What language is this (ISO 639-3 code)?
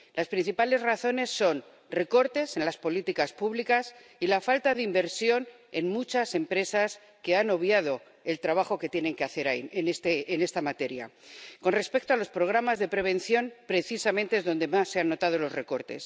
spa